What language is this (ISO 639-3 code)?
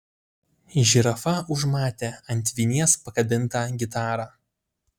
lit